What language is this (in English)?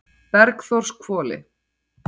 Icelandic